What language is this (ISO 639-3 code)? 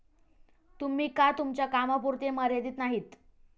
mar